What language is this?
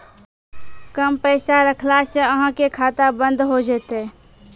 Maithili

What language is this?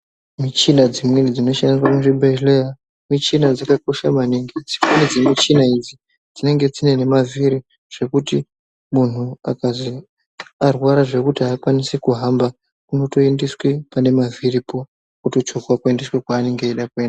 Ndau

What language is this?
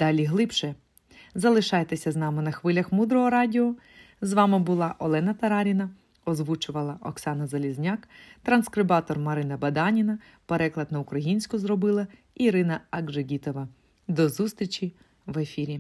Ukrainian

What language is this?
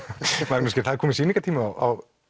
Icelandic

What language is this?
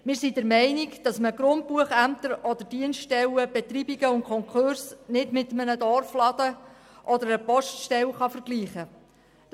Swiss German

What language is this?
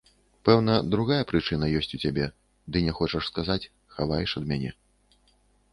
Belarusian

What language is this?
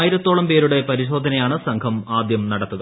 Malayalam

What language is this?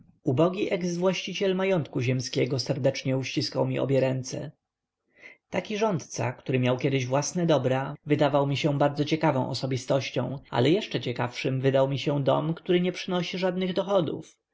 Polish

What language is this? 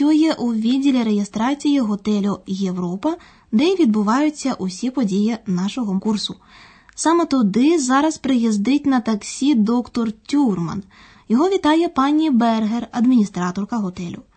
Ukrainian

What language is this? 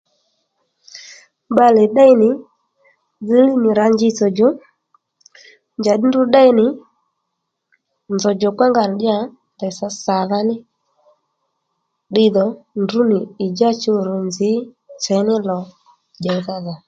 Lendu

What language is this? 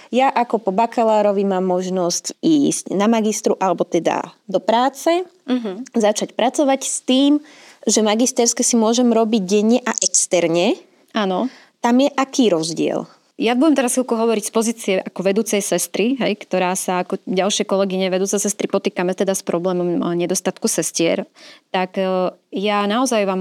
Slovak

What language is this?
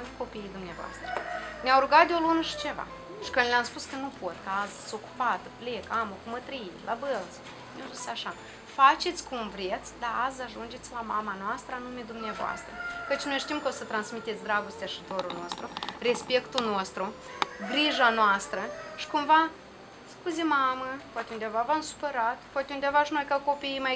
Romanian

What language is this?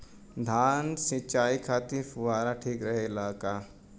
Bhojpuri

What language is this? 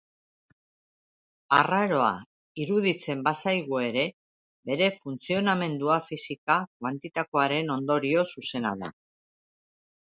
Basque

